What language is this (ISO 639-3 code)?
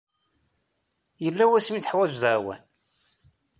kab